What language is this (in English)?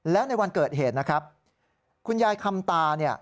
Thai